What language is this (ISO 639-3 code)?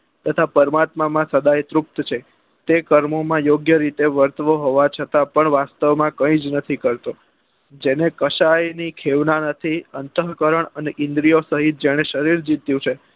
guj